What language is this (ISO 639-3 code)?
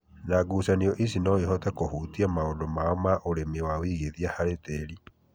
kik